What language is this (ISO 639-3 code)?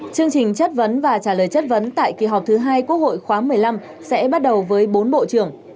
vie